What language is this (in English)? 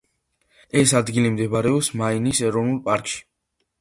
Georgian